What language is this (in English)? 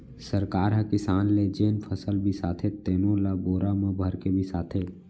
Chhattisgarhi